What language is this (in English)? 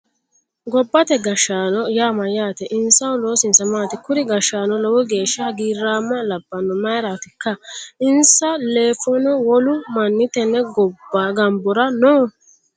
Sidamo